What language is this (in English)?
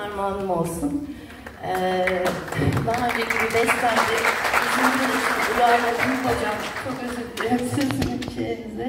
Turkish